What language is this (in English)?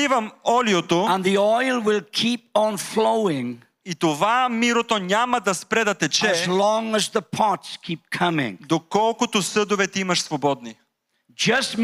Bulgarian